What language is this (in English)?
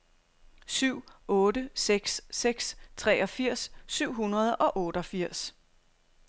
Danish